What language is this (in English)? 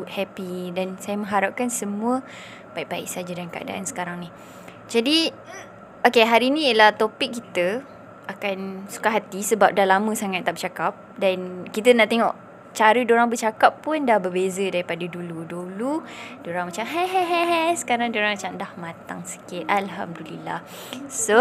Malay